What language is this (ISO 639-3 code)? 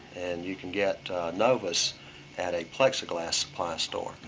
eng